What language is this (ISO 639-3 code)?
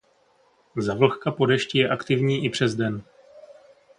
ces